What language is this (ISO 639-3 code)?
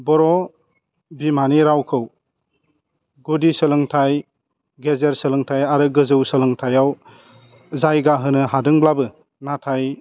brx